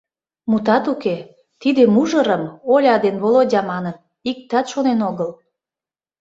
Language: Mari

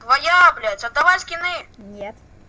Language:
Russian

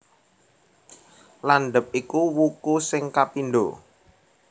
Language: Javanese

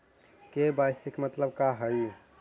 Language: Magahi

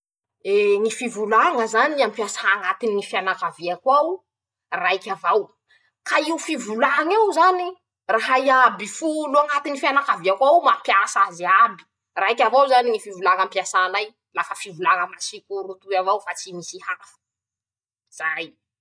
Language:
Masikoro Malagasy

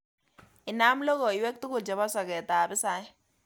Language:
Kalenjin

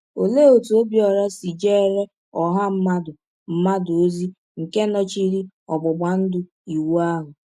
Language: Igbo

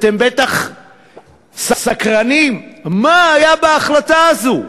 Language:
Hebrew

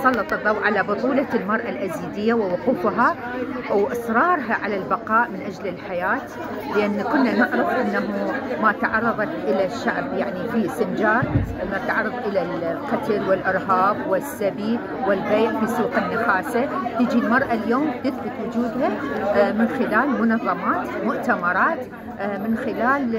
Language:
Arabic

